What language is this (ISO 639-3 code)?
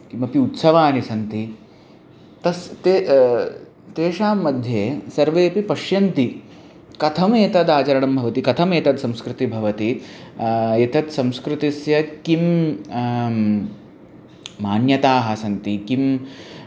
san